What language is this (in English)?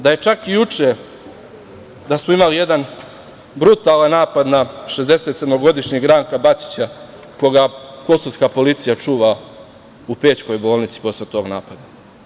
Serbian